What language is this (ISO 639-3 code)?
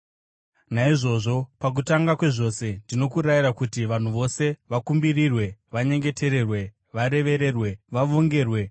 sna